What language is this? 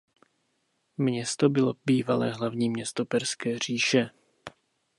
Czech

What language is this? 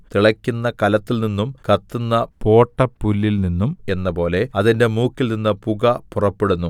Malayalam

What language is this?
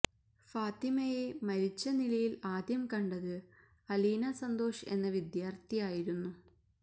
Malayalam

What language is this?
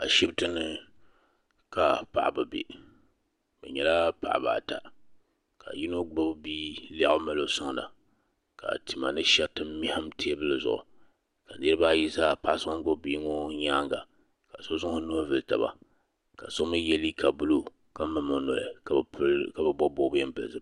Dagbani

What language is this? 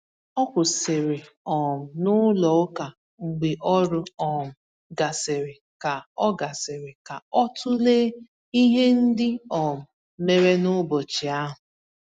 Igbo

